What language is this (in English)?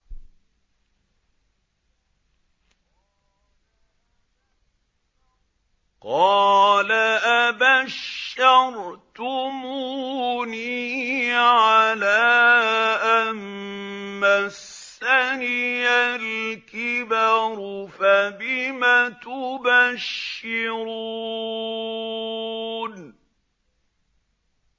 Arabic